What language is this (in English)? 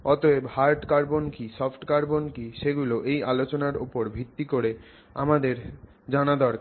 Bangla